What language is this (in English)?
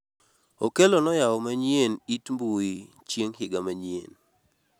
Luo (Kenya and Tanzania)